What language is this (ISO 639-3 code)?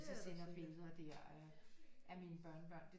dan